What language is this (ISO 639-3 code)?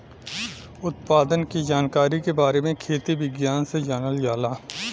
bho